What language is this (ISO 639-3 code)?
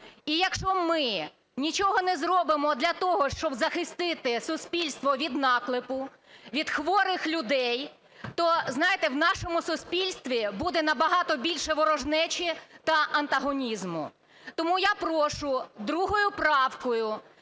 ukr